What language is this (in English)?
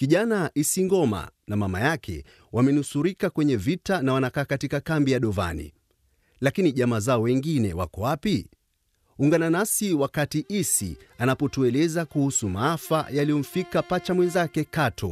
Swahili